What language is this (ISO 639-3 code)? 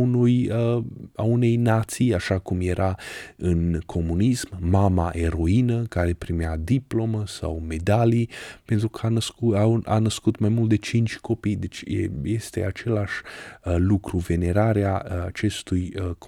ron